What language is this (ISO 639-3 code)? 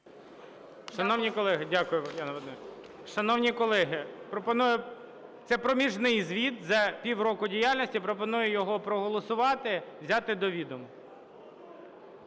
ukr